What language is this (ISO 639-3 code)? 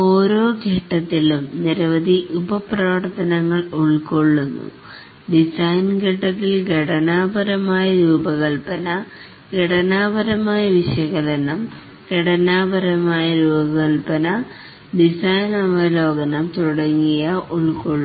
mal